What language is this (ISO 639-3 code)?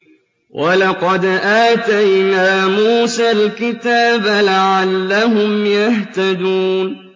ara